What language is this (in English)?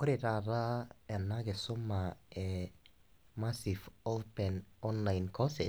Masai